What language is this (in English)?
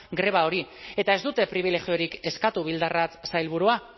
Basque